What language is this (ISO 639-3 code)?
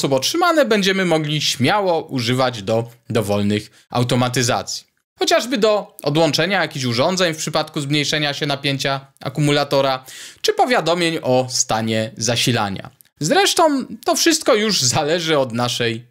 pol